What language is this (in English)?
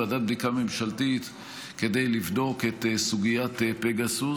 Hebrew